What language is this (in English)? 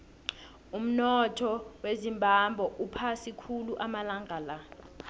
South Ndebele